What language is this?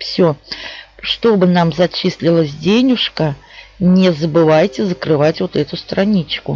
Russian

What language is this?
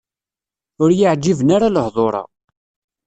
Kabyle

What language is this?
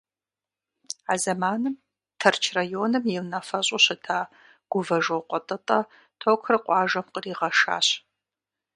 Kabardian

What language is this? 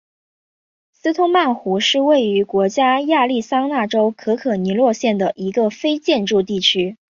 Chinese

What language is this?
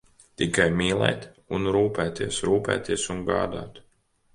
Latvian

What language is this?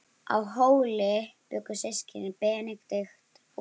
Icelandic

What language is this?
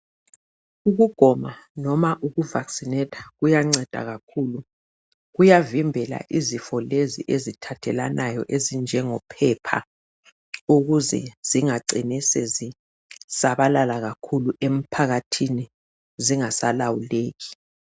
North Ndebele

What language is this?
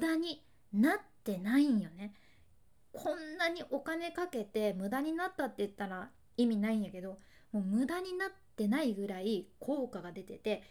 Japanese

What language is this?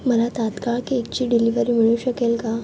Marathi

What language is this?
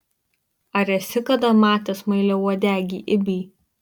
Lithuanian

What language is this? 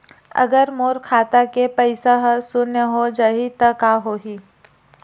Chhattisgarhi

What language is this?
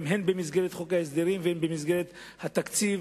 Hebrew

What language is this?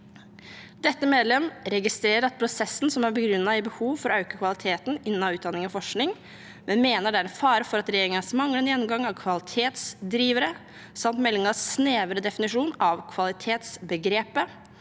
Norwegian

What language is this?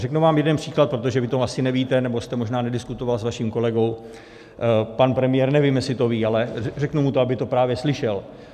Czech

